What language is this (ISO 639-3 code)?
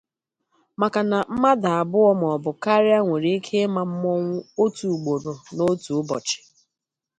ibo